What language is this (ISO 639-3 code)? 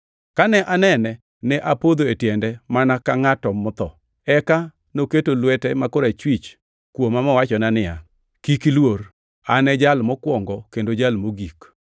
luo